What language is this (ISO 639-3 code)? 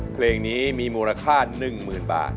tha